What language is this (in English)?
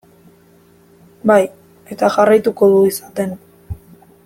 Basque